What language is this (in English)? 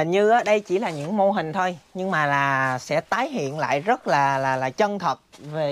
Vietnamese